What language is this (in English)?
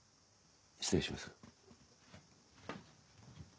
Japanese